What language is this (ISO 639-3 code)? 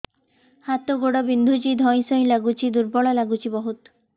ori